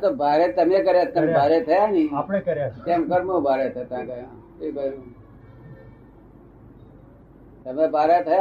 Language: Gujarati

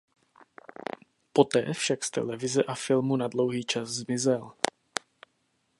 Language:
Czech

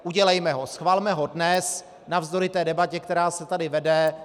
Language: Czech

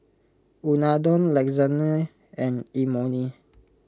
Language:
English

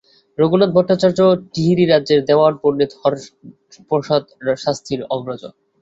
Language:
Bangla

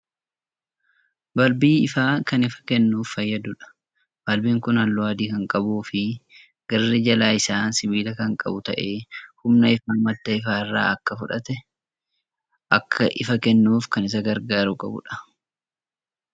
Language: Oromo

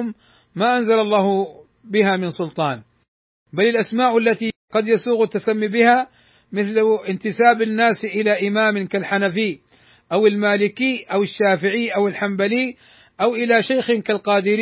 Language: Arabic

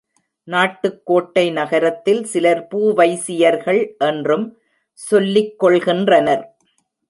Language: Tamil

